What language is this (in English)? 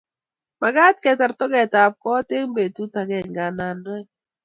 Kalenjin